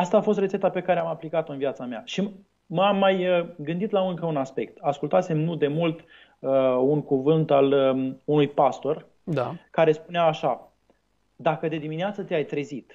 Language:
Romanian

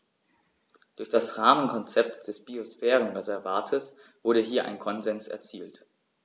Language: German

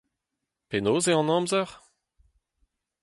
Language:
Breton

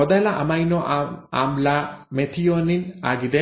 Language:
Kannada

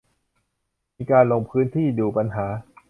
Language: Thai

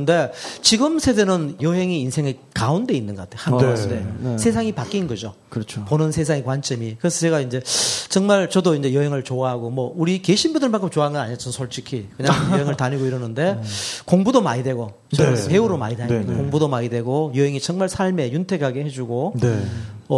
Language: Korean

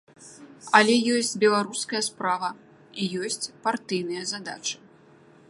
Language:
Belarusian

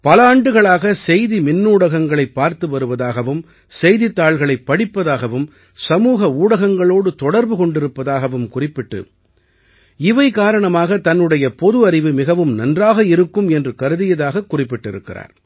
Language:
Tamil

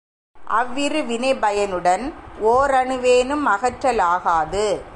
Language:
Tamil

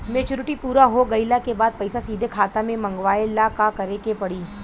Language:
Bhojpuri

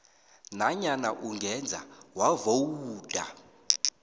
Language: South Ndebele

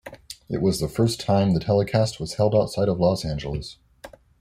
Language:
English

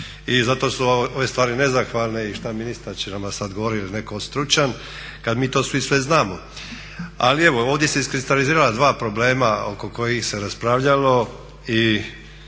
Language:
Croatian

